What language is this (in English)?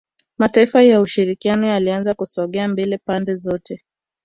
Swahili